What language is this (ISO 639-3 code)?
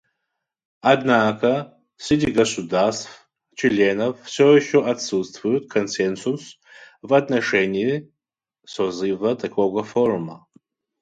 rus